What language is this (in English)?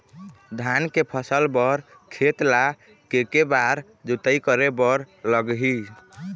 Chhattisgarhi